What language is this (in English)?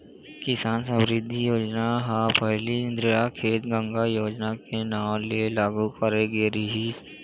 Chhattisgarhi